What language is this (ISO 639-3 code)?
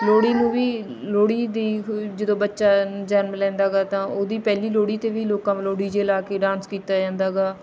pan